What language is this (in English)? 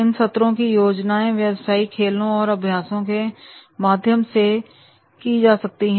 Hindi